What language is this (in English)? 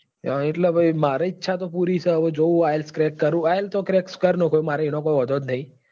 Gujarati